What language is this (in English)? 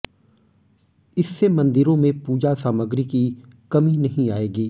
Hindi